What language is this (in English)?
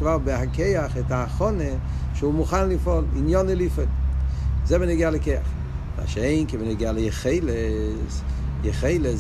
Hebrew